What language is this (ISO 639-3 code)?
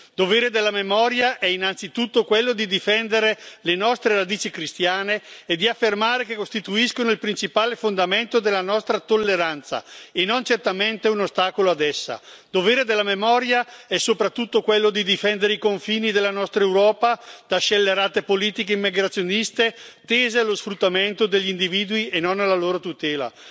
ita